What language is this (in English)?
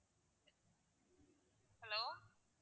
Tamil